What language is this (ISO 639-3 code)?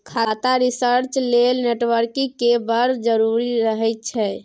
mai